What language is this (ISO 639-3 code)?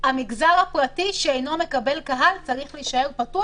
heb